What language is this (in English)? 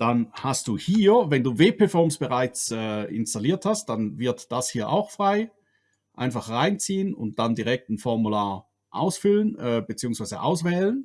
German